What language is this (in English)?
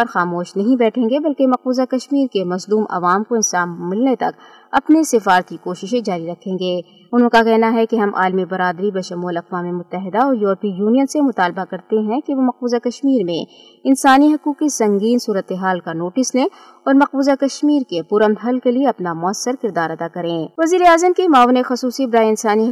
Urdu